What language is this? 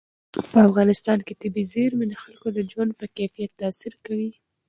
Pashto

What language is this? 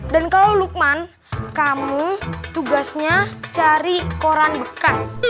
Indonesian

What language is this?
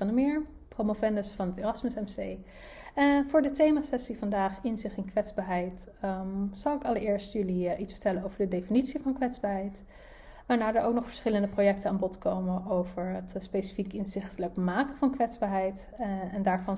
Dutch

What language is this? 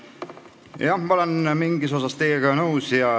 Estonian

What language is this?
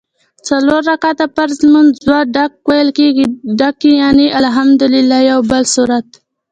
Pashto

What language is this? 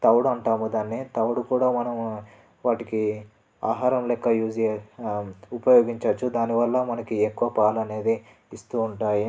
Telugu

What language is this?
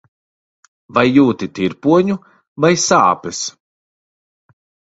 Latvian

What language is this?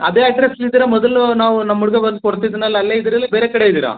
Kannada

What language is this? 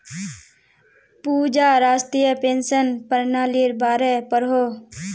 Magahi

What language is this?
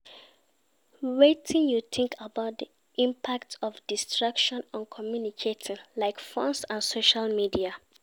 Nigerian Pidgin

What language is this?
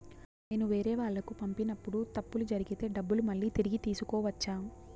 Telugu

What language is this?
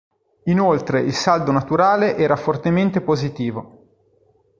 Italian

